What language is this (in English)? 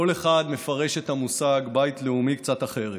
Hebrew